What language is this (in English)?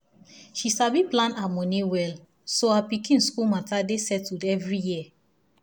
Nigerian Pidgin